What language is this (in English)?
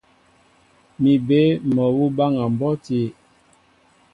Mbo (Cameroon)